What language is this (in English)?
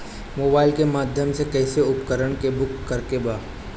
Bhojpuri